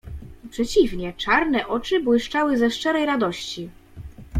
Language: Polish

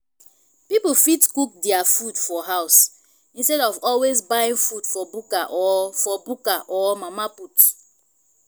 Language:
Nigerian Pidgin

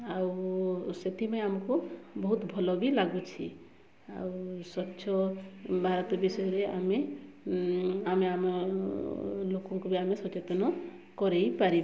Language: Odia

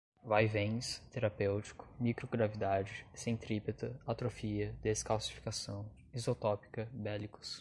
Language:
Portuguese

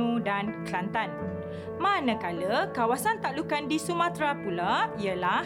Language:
Malay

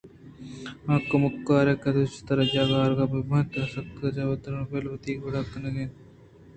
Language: Eastern Balochi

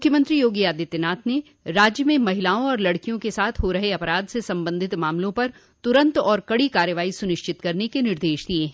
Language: Hindi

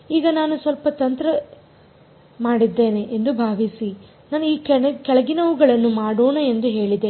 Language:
Kannada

